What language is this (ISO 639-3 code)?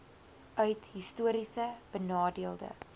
afr